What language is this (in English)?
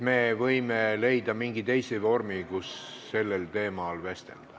Estonian